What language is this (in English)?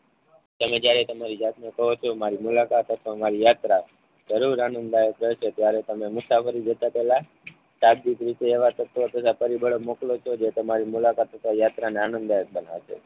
Gujarati